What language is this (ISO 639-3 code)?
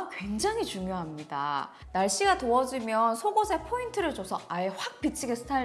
kor